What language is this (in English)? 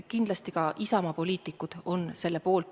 Estonian